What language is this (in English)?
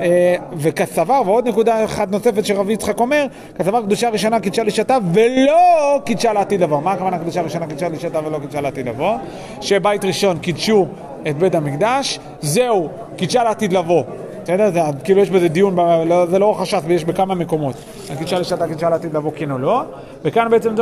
Hebrew